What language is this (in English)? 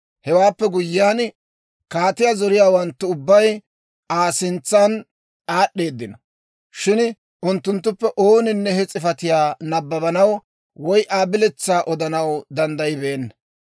Dawro